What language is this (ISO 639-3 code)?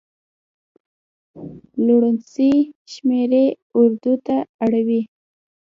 pus